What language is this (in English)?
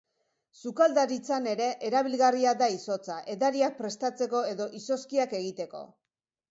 Basque